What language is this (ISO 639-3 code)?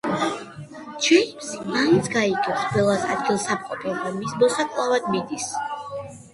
kat